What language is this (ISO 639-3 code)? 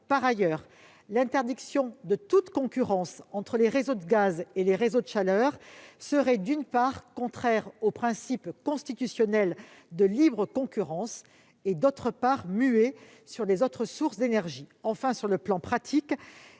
fra